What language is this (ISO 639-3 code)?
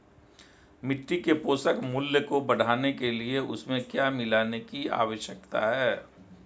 hin